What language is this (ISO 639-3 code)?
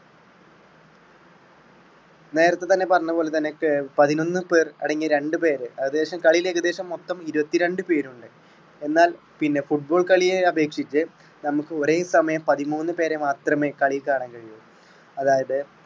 mal